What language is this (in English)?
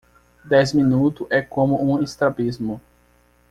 Portuguese